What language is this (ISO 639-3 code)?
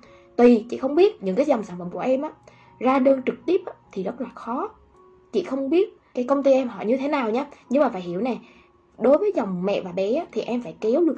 vie